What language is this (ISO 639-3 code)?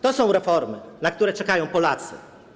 pol